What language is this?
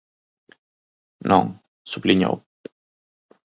Galician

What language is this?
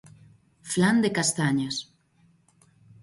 Galician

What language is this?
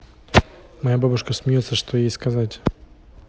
Russian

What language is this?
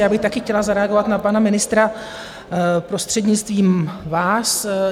Czech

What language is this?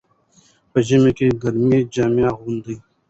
Pashto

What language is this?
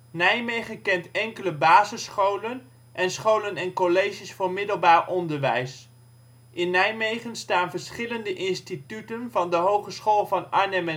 Dutch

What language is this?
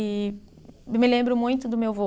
Portuguese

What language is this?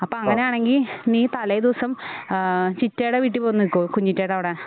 Malayalam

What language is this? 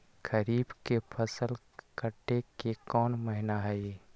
Magahi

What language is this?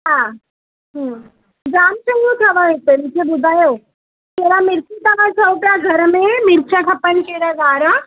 Sindhi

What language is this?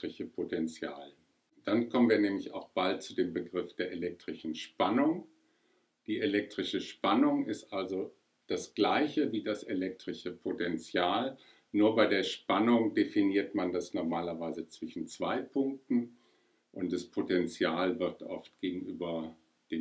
German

